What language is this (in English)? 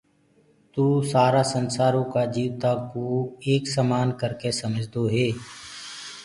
Gurgula